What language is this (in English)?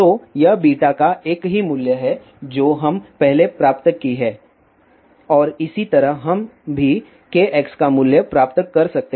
Hindi